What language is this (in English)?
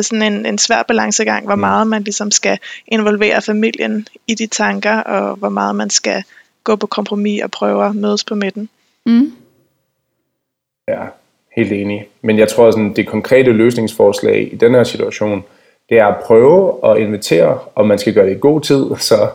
Danish